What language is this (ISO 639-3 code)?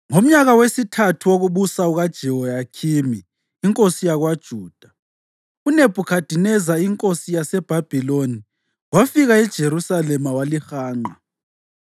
nde